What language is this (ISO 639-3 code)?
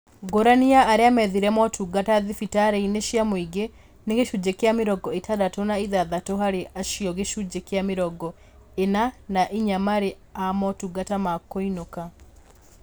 kik